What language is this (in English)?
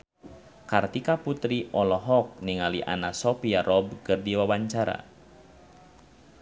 Sundanese